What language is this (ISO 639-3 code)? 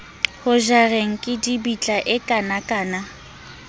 sot